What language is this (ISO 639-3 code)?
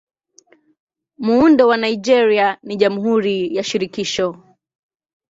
swa